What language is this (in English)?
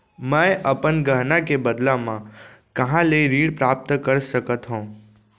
Chhattisgarhi